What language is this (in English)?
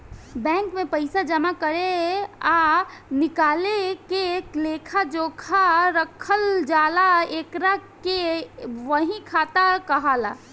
Bhojpuri